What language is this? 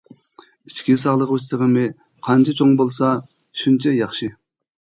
Uyghur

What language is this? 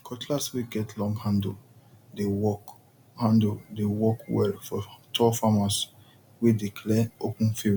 Nigerian Pidgin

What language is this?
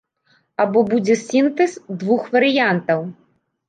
Belarusian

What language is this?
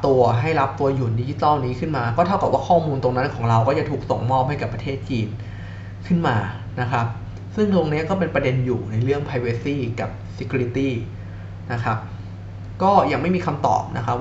Thai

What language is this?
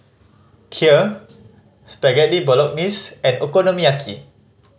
English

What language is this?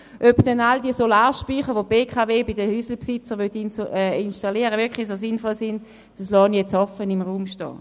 Swiss German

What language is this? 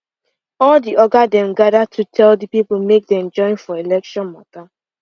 Nigerian Pidgin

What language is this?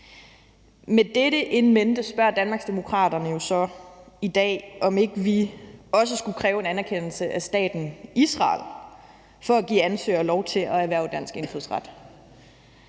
Danish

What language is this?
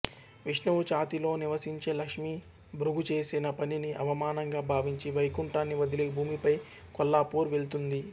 Telugu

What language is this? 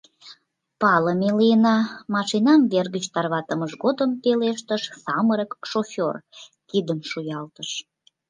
Mari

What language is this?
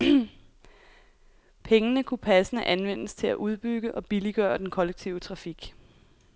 Danish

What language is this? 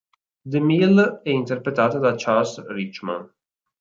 Italian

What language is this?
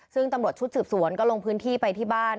Thai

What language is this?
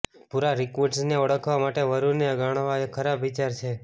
Gujarati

